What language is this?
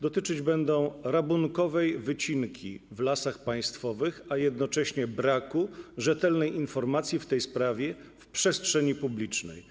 Polish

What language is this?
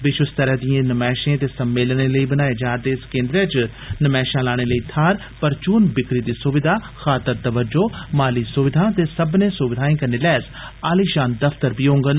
Dogri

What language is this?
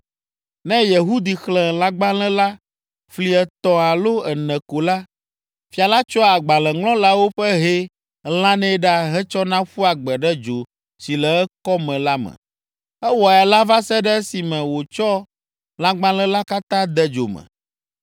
Ewe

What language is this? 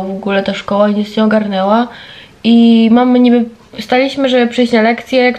Polish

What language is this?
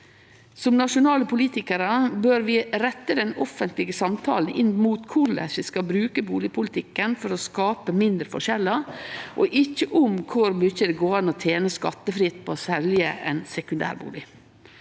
Norwegian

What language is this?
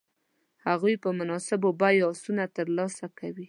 Pashto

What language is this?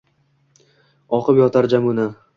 Uzbek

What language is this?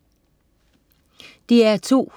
Danish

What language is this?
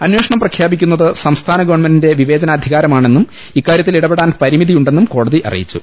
Malayalam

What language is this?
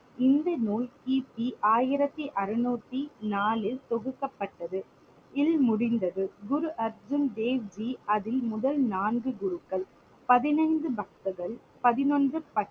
Tamil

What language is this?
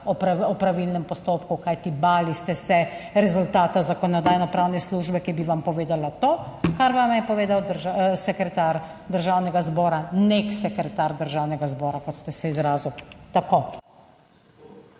Slovenian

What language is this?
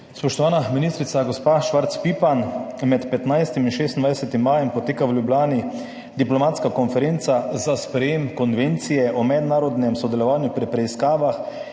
Slovenian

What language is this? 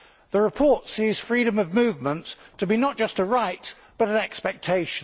English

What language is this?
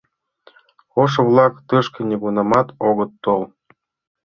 Mari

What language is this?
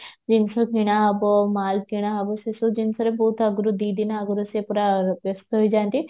Odia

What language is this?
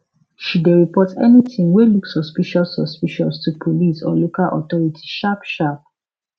Nigerian Pidgin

